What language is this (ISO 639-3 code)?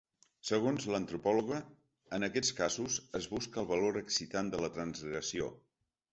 cat